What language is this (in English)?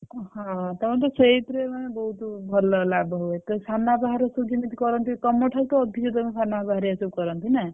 Odia